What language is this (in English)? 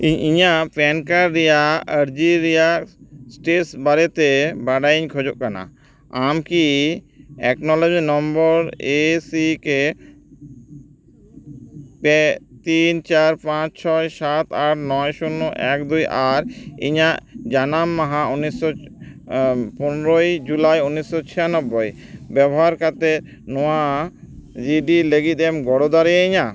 Santali